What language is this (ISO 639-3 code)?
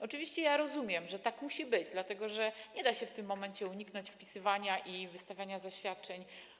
pol